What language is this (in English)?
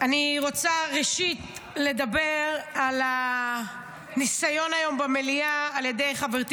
Hebrew